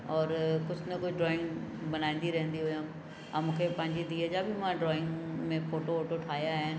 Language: Sindhi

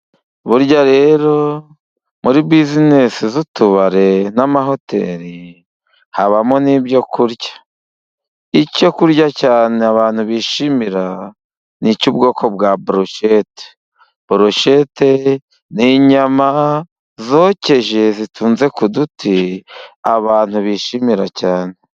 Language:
Kinyarwanda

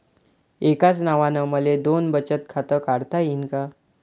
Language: Marathi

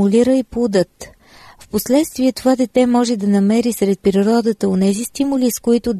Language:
Bulgarian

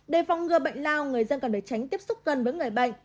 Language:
Vietnamese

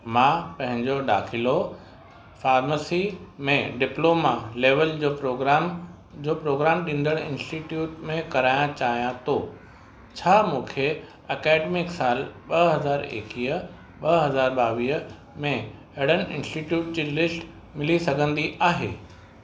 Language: Sindhi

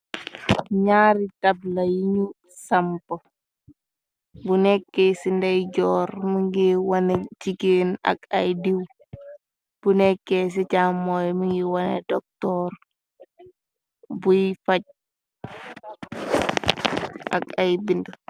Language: Wolof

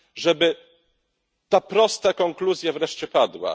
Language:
Polish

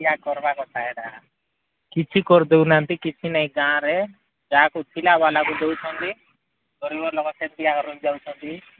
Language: Odia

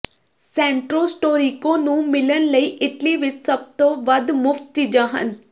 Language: Punjabi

